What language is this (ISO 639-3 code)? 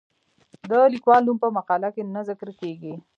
pus